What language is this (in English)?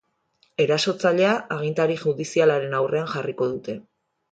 Basque